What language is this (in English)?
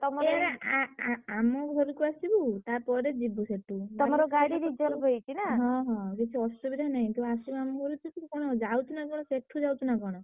Odia